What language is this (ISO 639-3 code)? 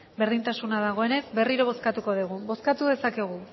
eus